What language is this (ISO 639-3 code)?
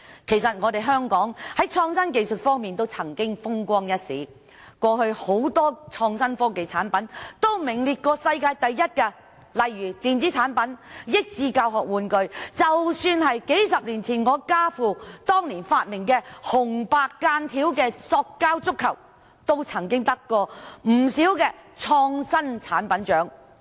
yue